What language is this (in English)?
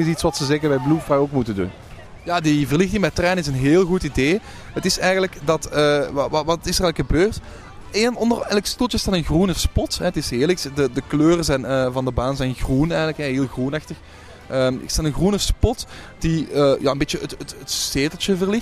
Dutch